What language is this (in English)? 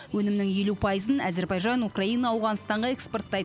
Kazakh